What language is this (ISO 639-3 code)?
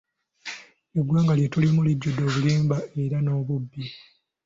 lug